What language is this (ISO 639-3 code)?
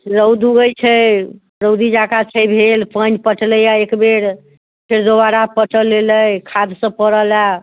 mai